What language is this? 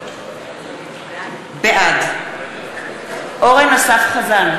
Hebrew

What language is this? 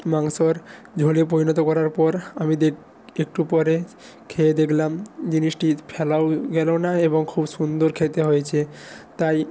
Bangla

